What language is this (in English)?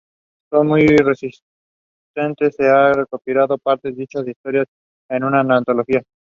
English